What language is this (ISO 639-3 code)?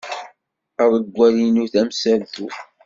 kab